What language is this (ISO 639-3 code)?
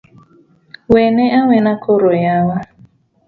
luo